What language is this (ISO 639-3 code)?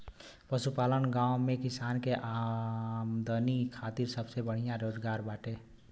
bho